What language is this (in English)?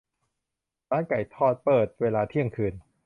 Thai